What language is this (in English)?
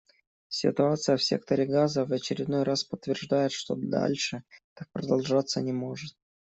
Russian